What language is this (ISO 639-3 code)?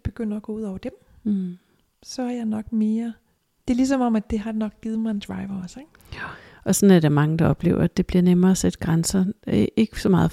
dan